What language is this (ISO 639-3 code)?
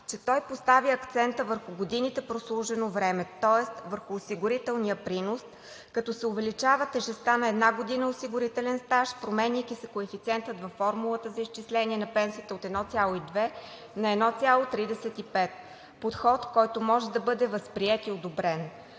bul